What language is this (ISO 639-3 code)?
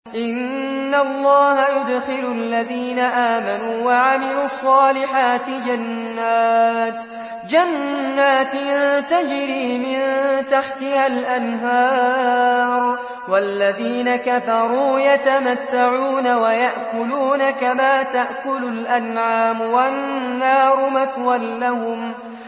ara